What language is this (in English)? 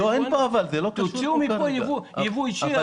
Hebrew